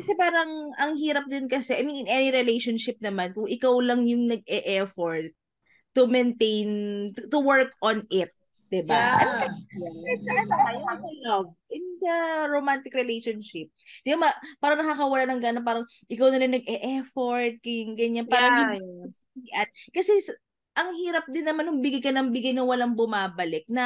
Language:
Filipino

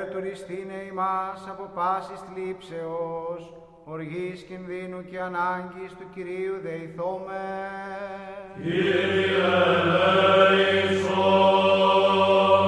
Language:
Greek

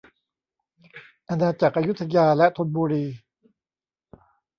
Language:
Thai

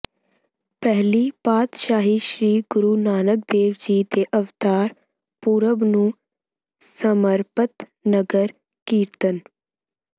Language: Punjabi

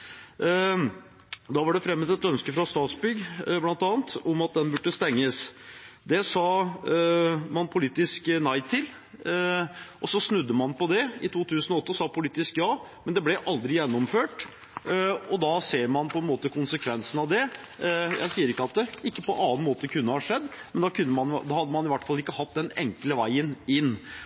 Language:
Norwegian Bokmål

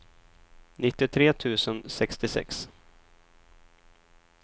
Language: Swedish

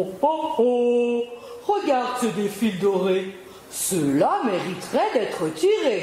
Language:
French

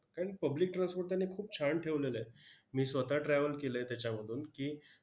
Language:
Marathi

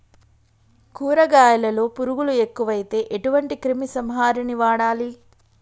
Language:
Telugu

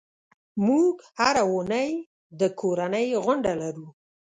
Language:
Pashto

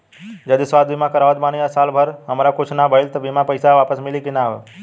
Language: Bhojpuri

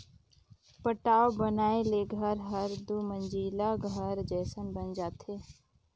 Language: Chhattisgarhi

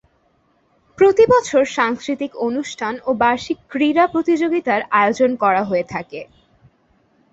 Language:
Bangla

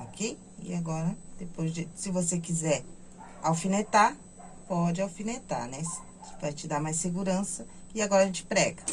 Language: Portuguese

